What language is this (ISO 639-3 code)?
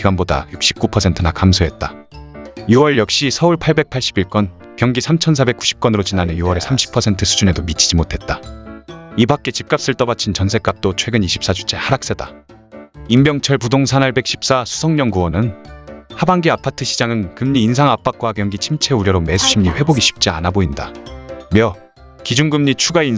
kor